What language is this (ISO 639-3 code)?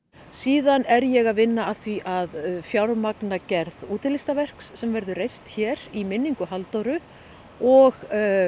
isl